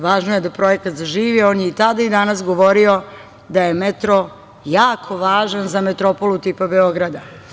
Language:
Serbian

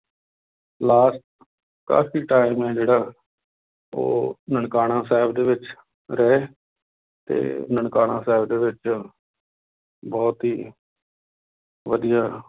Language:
Punjabi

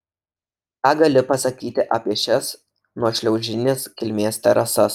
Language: Lithuanian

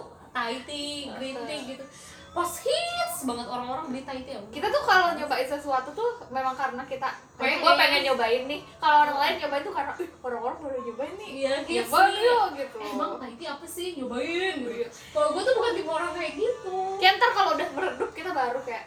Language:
Indonesian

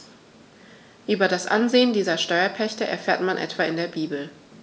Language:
German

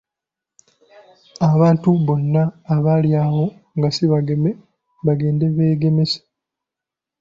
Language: Ganda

